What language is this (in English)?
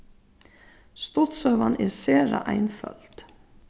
Faroese